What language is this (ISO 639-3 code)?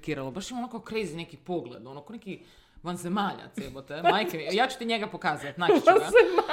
hrv